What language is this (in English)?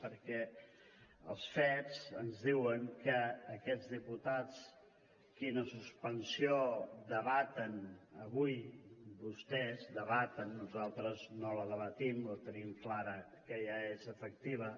Catalan